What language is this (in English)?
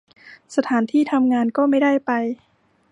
Thai